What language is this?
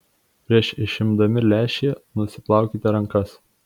Lithuanian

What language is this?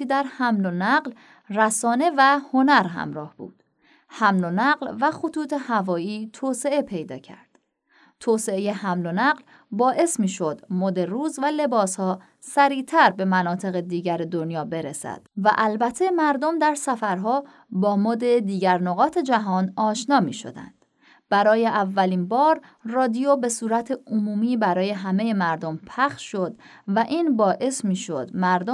Persian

